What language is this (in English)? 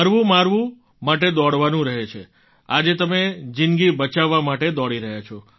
Gujarati